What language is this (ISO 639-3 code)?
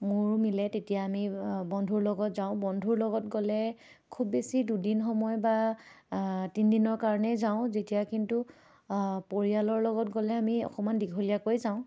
asm